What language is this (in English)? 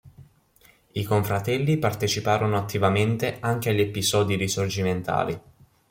Italian